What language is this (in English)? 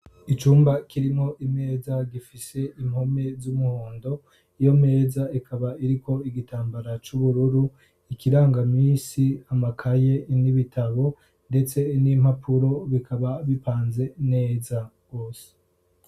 Rundi